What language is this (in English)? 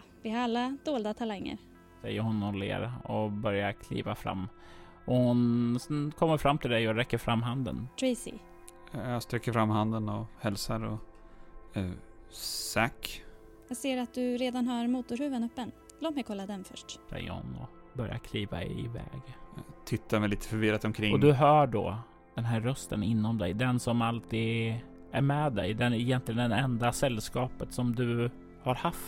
Swedish